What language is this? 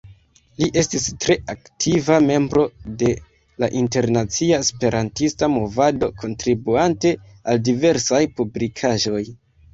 Esperanto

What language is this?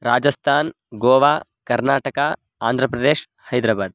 Sanskrit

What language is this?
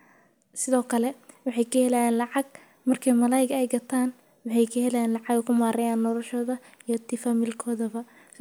Somali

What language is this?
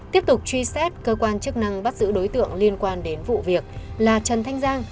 Vietnamese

